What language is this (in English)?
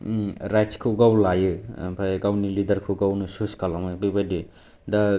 Bodo